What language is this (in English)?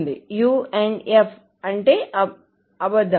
Telugu